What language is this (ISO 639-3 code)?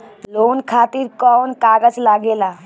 bho